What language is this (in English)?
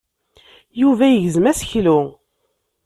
Kabyle